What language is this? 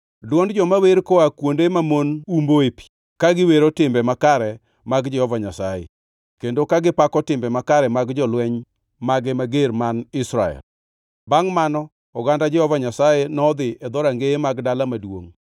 Luo (Kenya and Tanzania)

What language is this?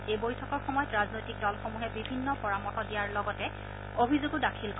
Assamese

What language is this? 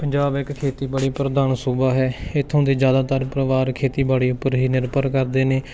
Punjabi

